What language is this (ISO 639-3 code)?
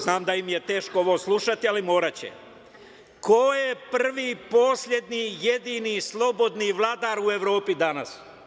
srp